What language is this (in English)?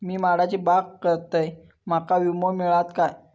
Marathi